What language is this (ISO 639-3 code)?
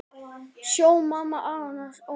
isl